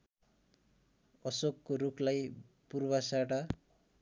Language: Nepali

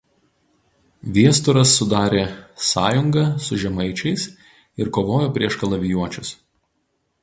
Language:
Lithuanian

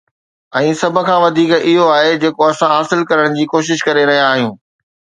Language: Sindhi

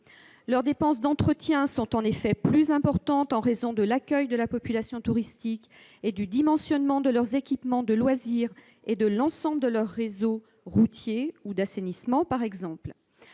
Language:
French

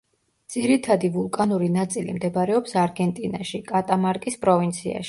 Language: Georgian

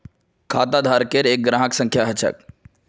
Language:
Magahi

